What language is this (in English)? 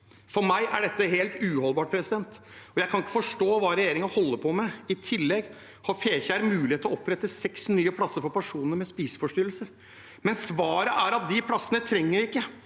Norwegian